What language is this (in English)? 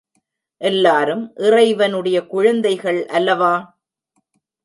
Tamil